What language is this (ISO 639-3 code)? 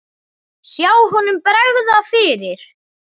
isl